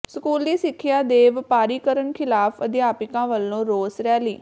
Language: Punjabi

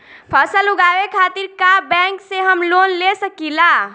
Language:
Bhojpuri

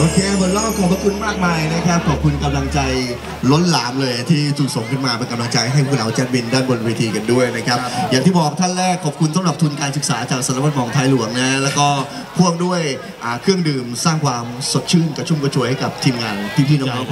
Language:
Thai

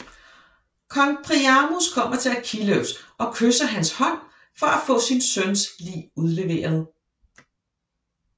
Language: Danish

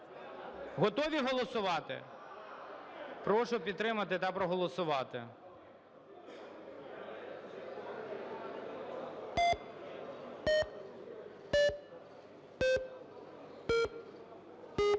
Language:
Ukrainian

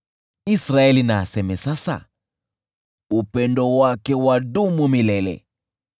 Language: Swahili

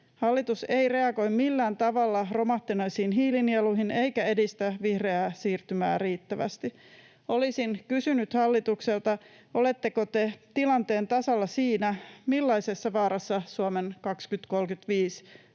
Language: Finnish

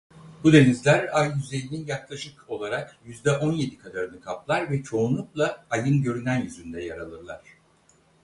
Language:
Turkish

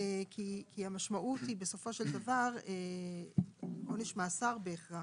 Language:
Hebrew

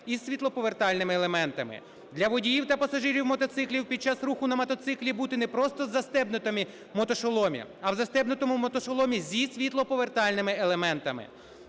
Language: Ukrainian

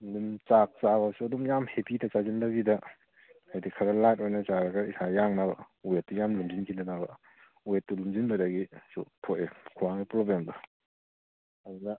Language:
Manipuri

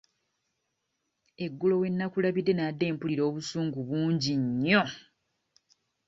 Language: Ganda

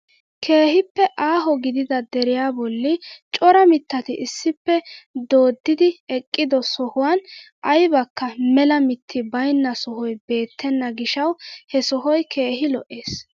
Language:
Wolaytta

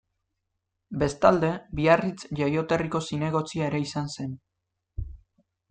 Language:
Basque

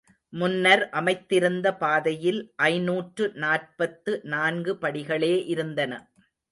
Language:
Tamil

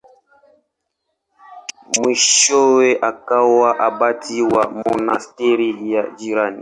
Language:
Swahili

